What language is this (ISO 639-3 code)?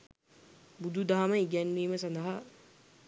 sin